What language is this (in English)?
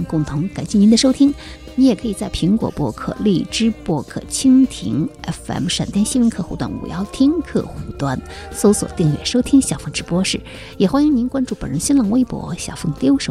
Chinese